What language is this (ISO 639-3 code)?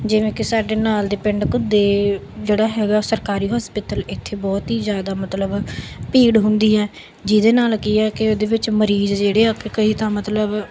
pan